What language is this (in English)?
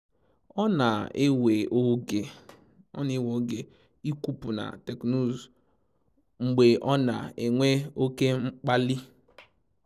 Igbo